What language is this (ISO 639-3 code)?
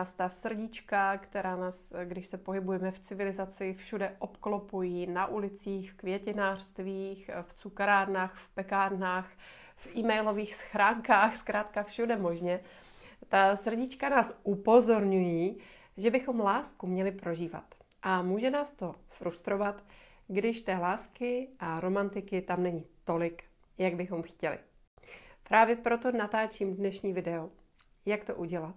ces